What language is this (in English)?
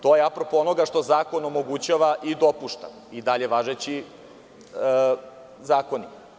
Serbian